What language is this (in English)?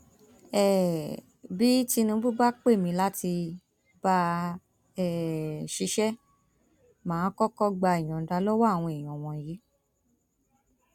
Yoruba